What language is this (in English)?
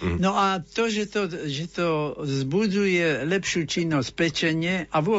Slovak